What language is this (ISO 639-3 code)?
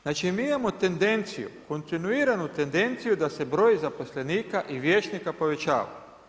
hrv